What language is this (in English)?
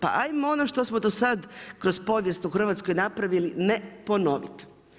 Croatian